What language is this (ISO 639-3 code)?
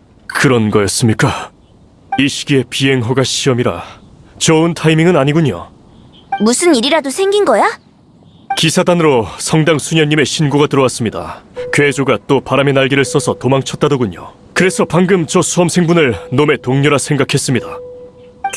kor